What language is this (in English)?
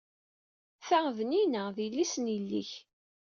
Kabyle